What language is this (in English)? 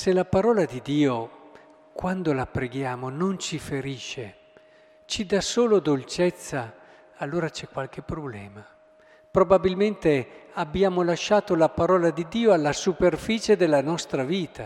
Italian